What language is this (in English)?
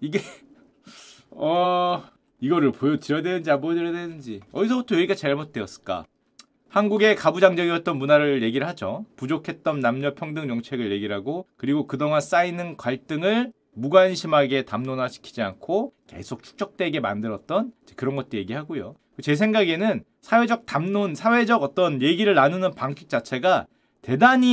Korean